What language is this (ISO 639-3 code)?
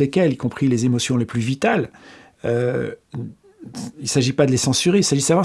fra